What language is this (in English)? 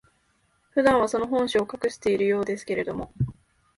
Japanese